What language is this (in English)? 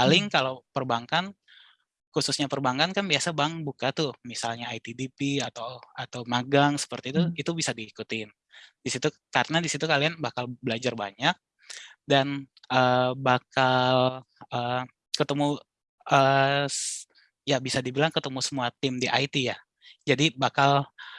Indonesian